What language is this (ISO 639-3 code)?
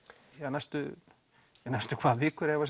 isl